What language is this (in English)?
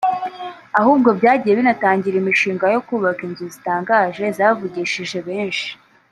Kinyarwanda